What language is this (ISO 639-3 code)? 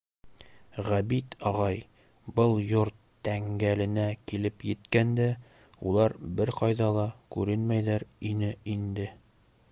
bak